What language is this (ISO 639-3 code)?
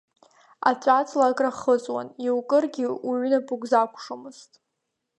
abk